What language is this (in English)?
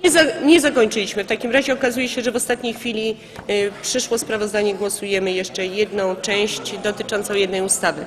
Polish